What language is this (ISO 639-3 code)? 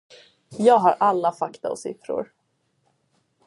swe